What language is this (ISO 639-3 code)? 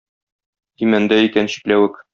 tat